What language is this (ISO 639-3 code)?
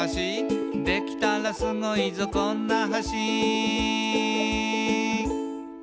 jpn